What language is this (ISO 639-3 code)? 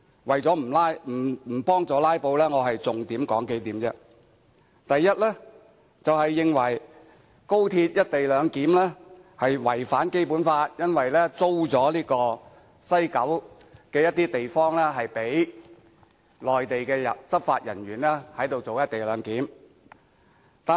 yue